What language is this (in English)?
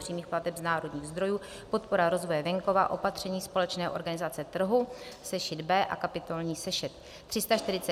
Czech